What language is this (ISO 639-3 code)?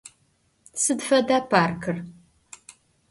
ady